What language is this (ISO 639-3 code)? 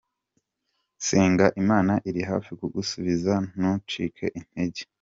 kin